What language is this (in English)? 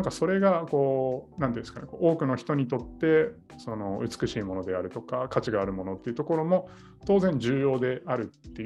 Japanese